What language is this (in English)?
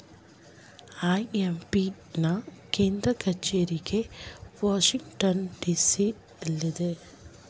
Kannada